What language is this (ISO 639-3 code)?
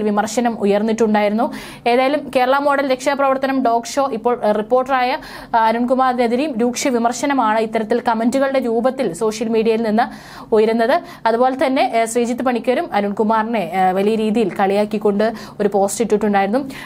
mal